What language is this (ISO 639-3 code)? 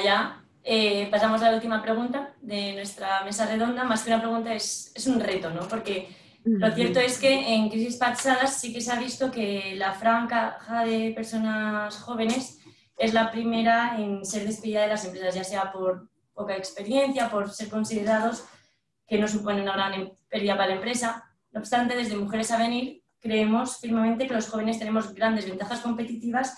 spa